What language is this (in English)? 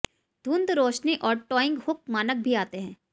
Hindi